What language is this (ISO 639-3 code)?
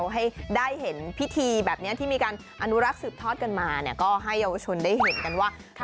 tha